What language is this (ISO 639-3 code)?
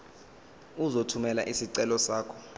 zul